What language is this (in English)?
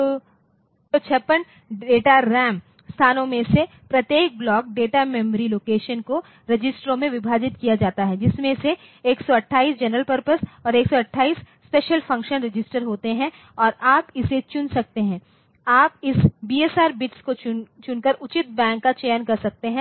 Hindi